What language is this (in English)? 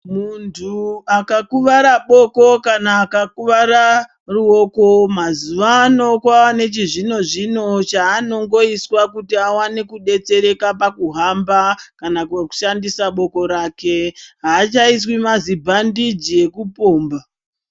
Ndau